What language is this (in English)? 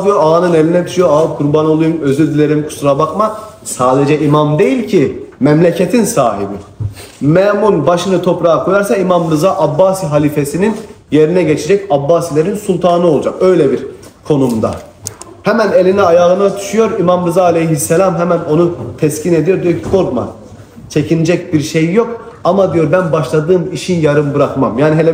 Turkish